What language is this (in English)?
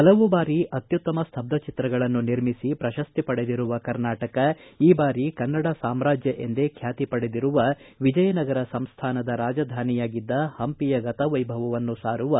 Kannada